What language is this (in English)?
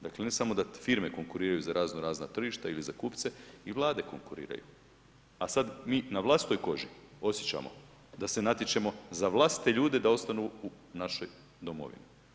Croatian